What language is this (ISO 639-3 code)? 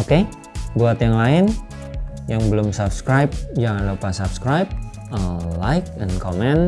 ind